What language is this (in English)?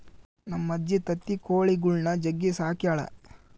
Kannada